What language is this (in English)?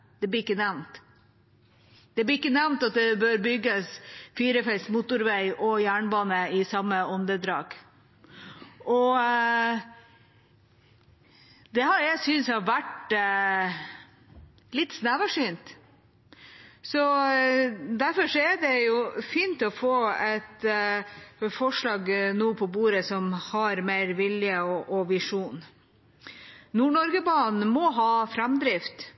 Norwegian Bokmål